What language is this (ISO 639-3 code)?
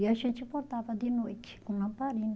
por